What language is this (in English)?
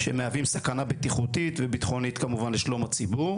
Hebrew